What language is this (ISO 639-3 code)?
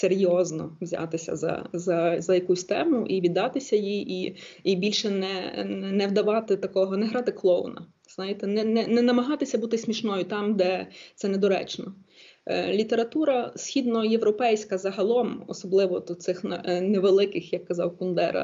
ukr